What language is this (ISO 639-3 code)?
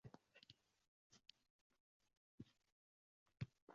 uzb